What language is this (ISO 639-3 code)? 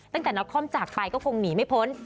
tha